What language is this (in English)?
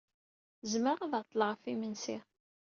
Kabyle